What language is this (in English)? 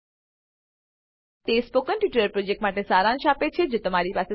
Gujarati